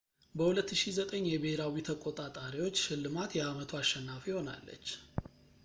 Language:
Amharic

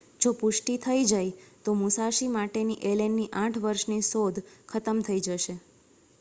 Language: Gujarati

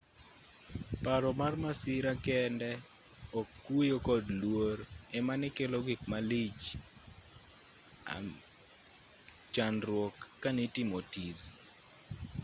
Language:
Luo (Kenya and Tanzania)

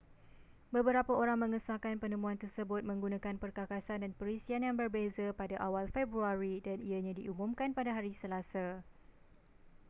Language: Malay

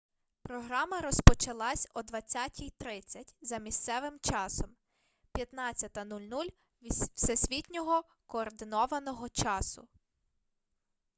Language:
Ukrainian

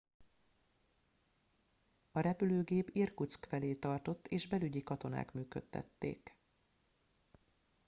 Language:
Hungarian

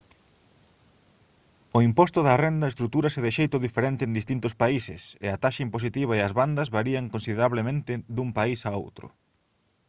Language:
Galician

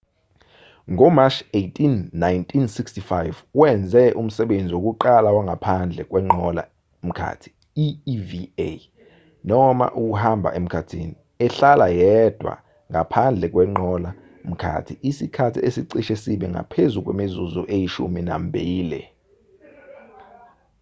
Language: Zulu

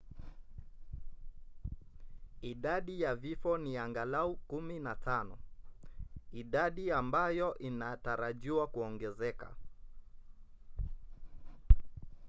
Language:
Swahili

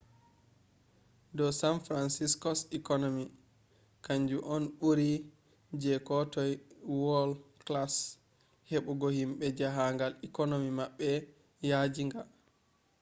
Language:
Fula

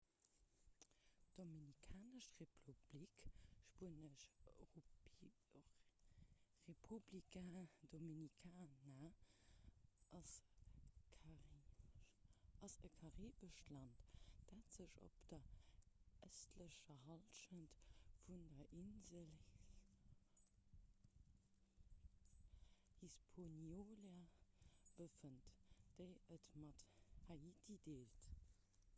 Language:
Luxembourgish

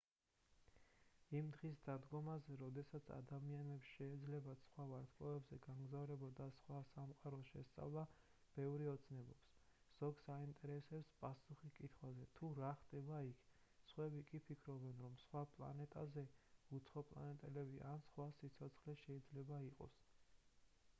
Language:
Georgian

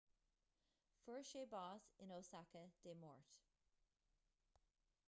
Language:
Irish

